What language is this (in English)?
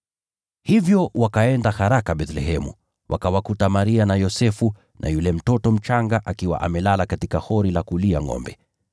Swahili